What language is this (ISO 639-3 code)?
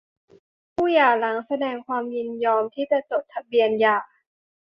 tha